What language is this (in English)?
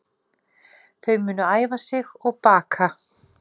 Icelandic